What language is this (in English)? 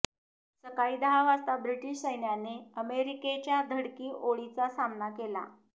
Marathi